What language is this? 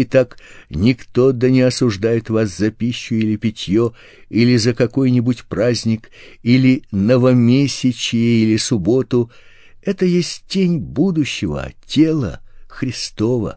Russian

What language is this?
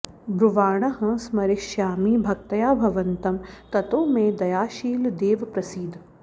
Sanskrit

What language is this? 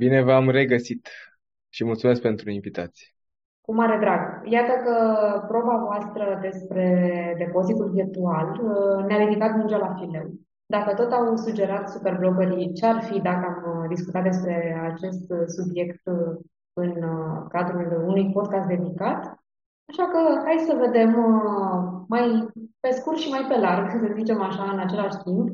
Romanian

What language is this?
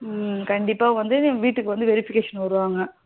Tamil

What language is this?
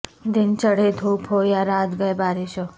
Urdu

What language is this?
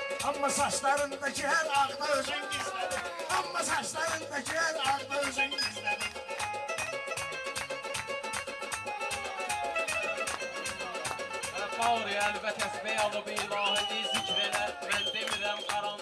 Azerbaijani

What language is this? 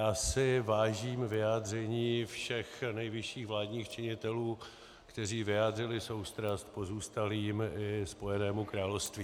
Czech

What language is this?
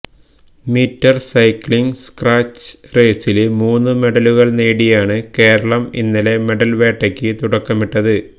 Malayalam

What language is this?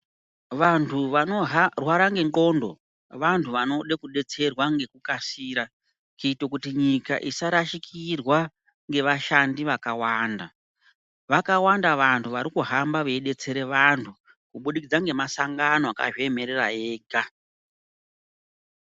Ndau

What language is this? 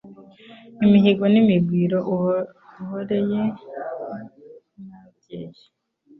Kinyarwanda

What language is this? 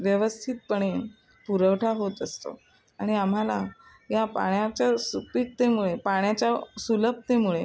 Marathi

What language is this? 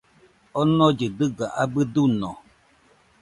Nüpode Huitoto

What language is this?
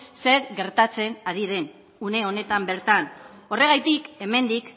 Basque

